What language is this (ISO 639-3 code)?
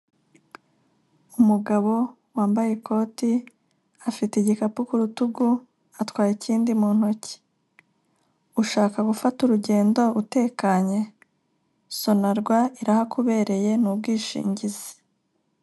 kin